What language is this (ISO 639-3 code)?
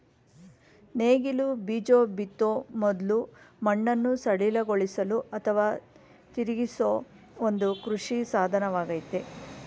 kan